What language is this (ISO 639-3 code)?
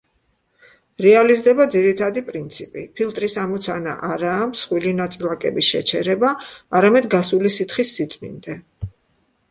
kat